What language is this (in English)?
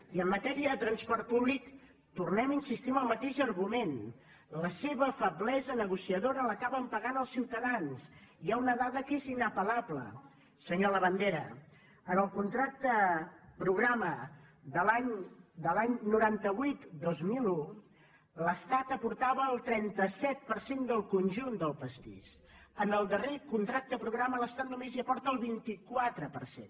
Catalan